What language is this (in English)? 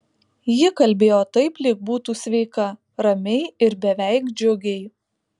Lithuanian